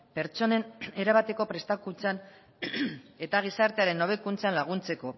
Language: Basque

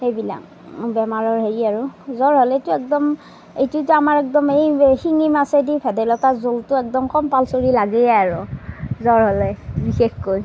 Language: Assamese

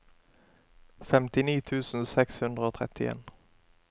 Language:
Norwegian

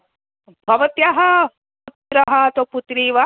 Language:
Sanskrit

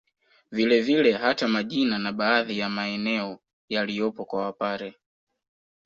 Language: Swahili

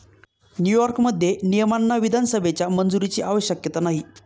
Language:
Marathi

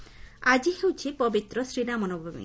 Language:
Odia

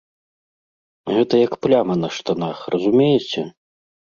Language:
Belarusian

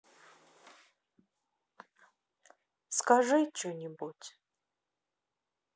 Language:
Russian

